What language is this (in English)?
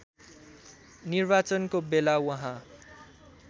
Nepali